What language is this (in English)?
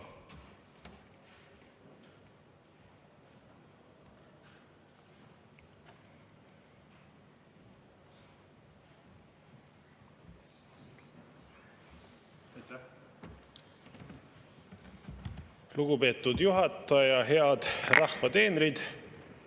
Estonian